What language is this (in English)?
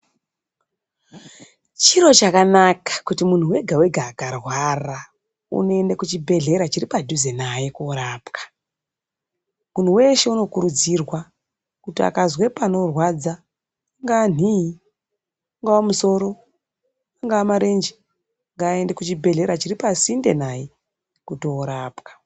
Ndau